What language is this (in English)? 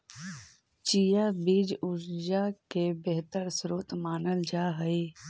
Magahi